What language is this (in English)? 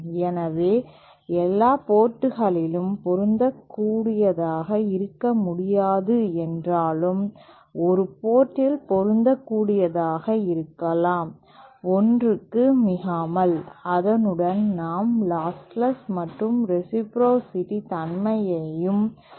Tamil